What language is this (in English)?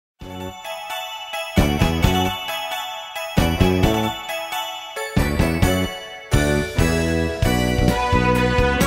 Korean